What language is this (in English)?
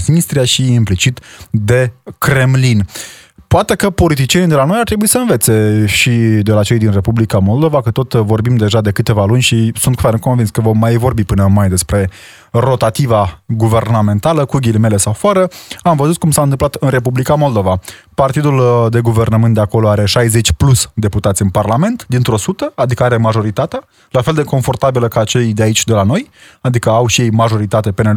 Romanian